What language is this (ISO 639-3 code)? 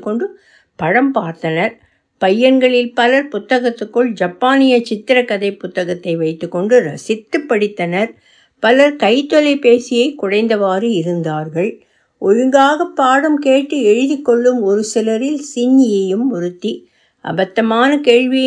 tam